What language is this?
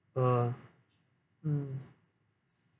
English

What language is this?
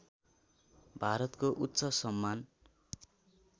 Nepali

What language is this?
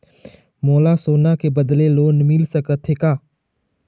Chhattisgarhi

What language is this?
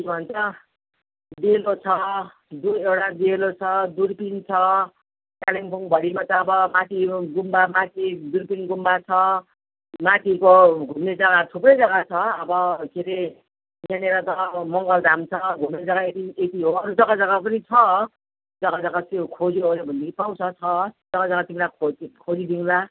Nepali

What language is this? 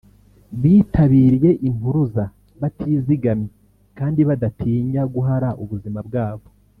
Kinyarwanda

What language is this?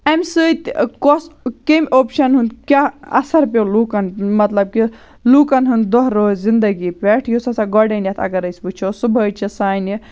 Kashmiri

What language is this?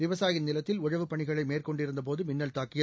Tamil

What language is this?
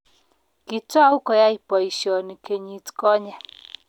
Kalenjin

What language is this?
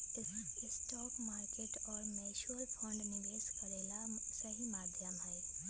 Magahi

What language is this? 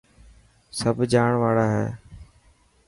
Dhatki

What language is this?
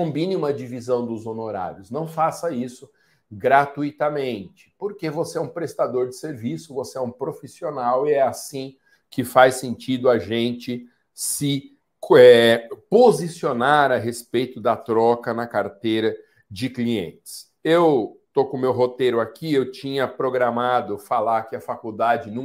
Portuguese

